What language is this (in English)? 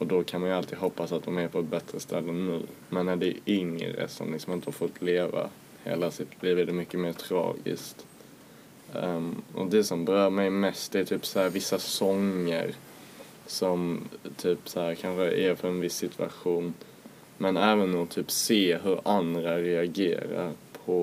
Swedish